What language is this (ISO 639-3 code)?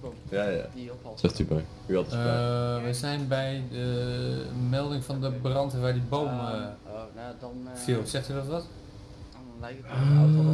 nld